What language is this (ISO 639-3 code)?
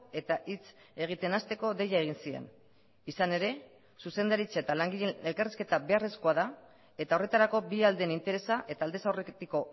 eus